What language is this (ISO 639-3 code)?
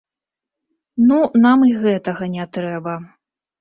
bel